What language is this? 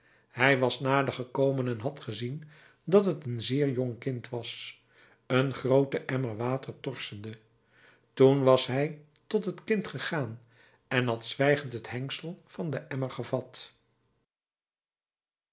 Dutch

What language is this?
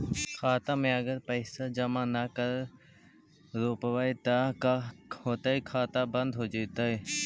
Magahi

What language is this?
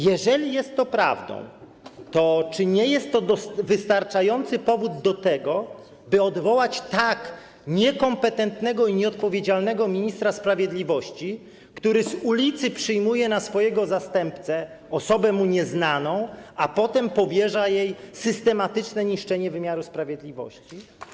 Polish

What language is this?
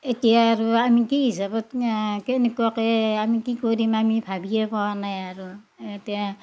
Assamese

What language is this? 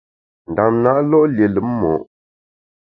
Bamun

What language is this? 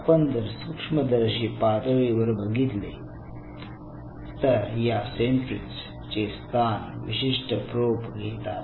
Marathi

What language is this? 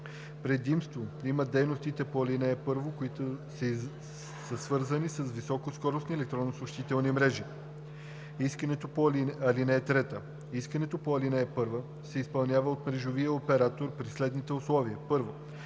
Bulgarian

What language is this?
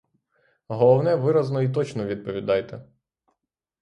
Ukrainian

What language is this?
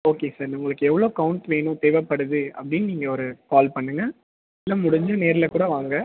Tamil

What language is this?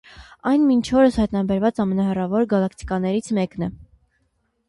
Armenian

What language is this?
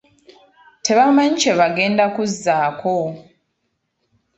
Ganda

